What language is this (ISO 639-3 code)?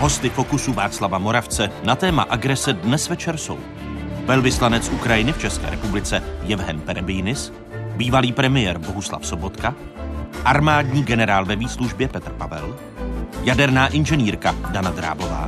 ces